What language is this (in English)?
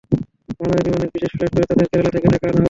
Bangla